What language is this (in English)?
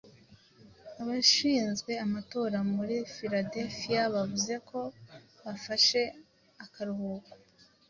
Kinyarwanda